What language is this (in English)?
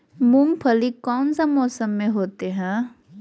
Magahi